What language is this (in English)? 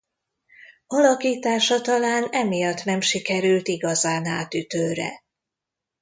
Hungarian